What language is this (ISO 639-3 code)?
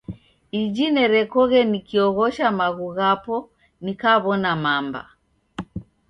dav